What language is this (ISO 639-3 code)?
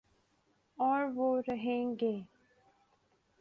urd